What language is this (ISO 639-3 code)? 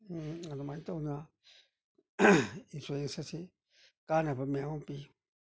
mni